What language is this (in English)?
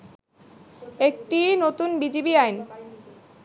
Bangla